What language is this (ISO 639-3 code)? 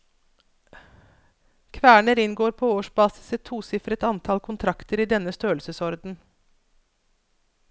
nor